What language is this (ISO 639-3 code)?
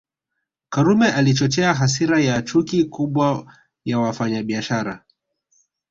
swa